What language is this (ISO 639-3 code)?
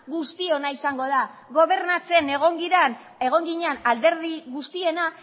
eus